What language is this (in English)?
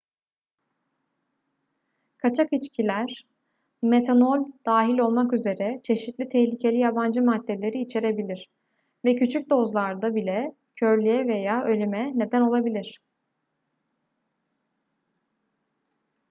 Turkish